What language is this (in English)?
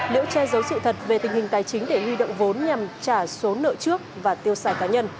Vietnamese